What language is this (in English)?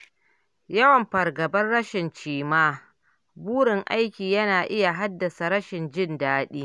Hausa